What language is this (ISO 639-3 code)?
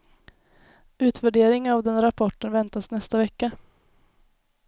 swe